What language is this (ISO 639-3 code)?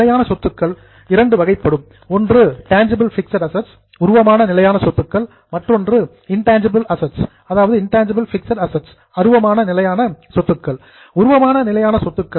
tam